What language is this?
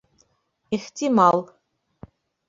Bashkir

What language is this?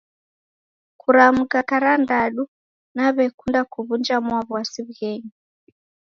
Taita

